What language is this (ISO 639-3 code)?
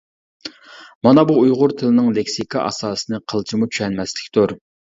uig